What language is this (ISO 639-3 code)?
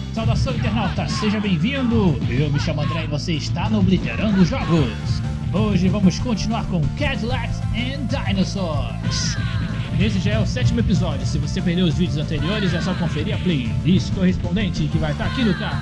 por